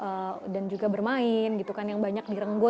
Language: Indonesian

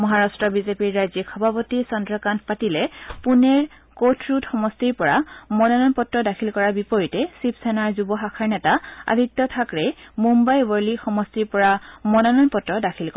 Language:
Assamese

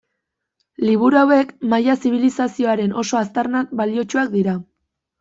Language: Basque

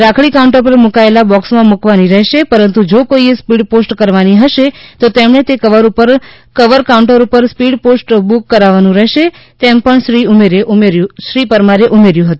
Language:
Gujarati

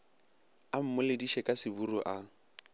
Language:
Northern Sotho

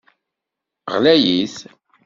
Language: Kabyle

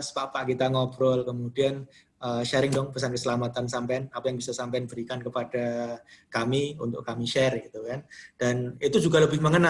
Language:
Indonesian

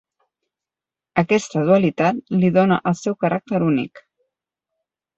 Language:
Catalan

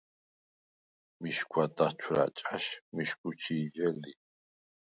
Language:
Svan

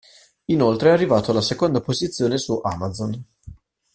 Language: Italian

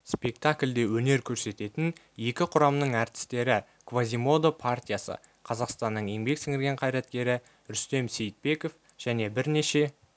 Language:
Kazakh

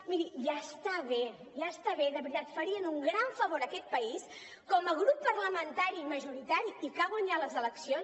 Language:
Catalan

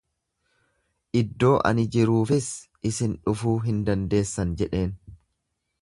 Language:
Oromo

